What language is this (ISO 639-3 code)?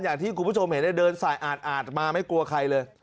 tha